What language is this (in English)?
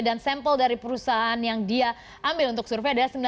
Indonesian